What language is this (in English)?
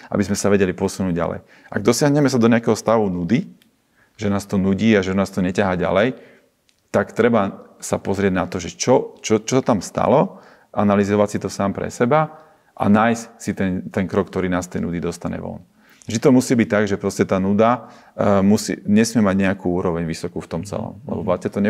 Slovak